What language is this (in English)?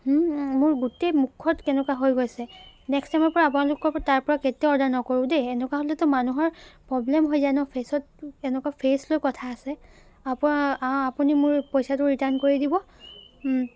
Assamese